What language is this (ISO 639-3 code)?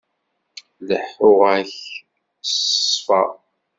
kab